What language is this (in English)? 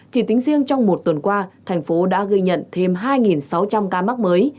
Vietnamese